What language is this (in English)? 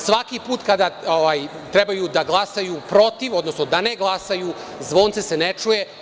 Serbian